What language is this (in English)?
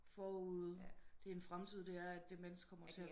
Danish